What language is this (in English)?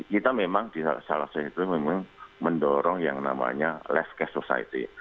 Indonesian